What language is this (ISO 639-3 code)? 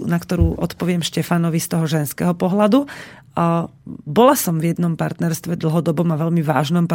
slk